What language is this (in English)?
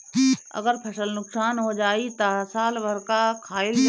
Bhojpuri